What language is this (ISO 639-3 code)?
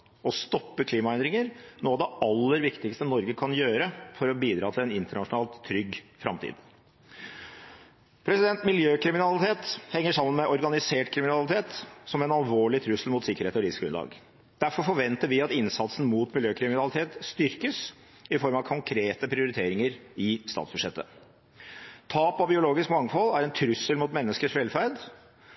nob